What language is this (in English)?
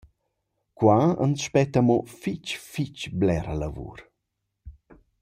Romansh